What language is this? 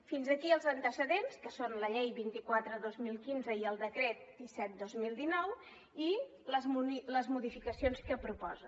Catalan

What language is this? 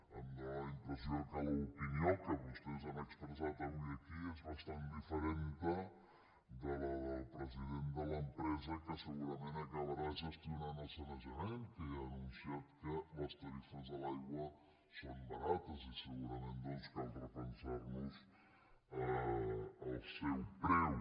Catalan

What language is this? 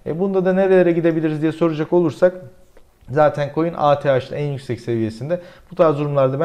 Turkish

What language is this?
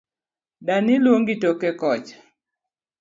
Luo (Kenya and Tanzania)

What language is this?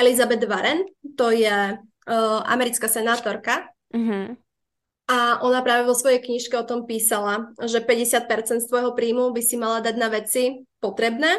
Czech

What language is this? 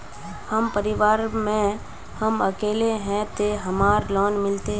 Magahi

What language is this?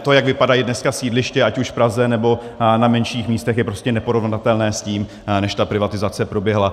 Czech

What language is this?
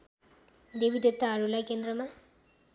Nepali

